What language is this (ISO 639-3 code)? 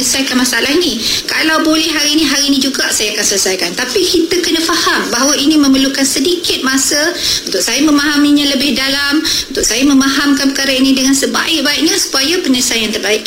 msa